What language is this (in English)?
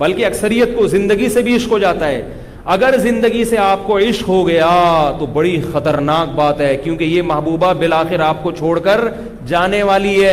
Urdu